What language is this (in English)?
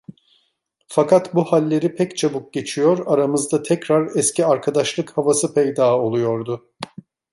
Turkish